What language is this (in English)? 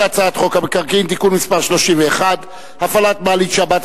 Hebrew